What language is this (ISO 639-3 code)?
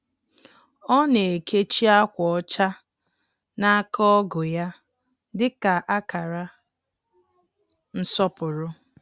ibo